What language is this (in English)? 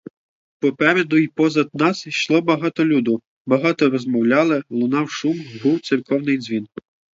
Ukrainian